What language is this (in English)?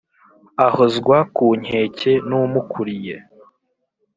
Kinyarwanda